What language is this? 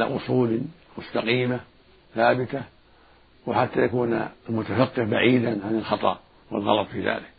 Arabic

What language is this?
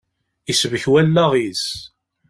Kabyle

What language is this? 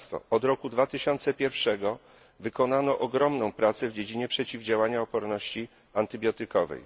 Polish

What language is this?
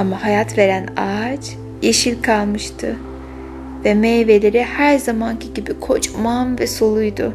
Turkish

